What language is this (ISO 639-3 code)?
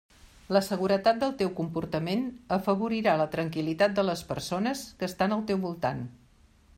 cat